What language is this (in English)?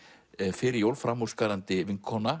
Icelandic